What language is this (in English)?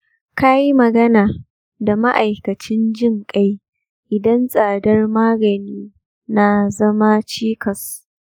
Hausa